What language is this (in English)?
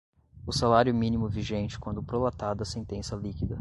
Portuguese